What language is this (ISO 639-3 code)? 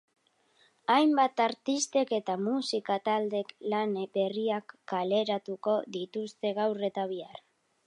eus